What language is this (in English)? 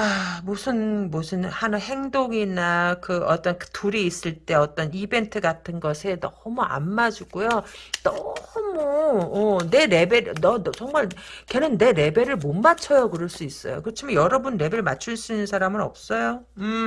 Korean